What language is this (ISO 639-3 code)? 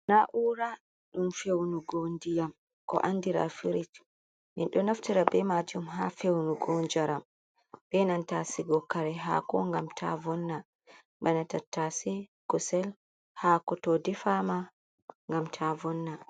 ful